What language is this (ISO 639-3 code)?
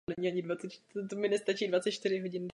ces